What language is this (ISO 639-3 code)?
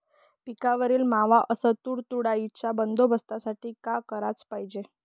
mar